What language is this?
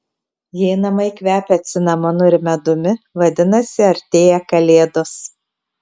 Lithuanian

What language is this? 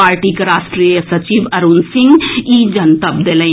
Maithili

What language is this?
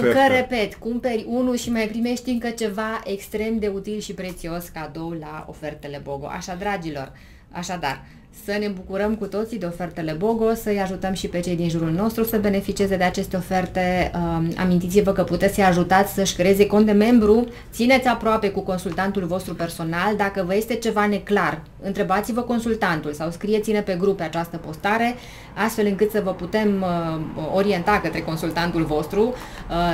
Romanian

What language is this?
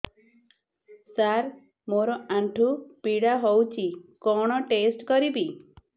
Odia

